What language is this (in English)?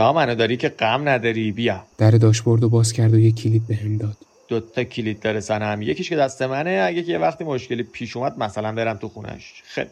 Persian